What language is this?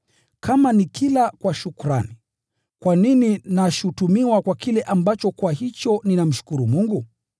Swahili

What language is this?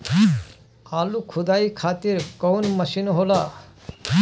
Bhojpuri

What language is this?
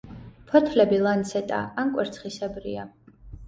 Georgian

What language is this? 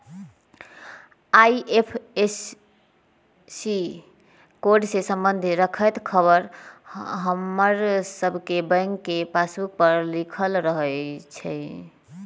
Magahi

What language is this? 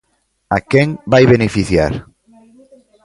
Galician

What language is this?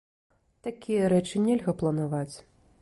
Belarusian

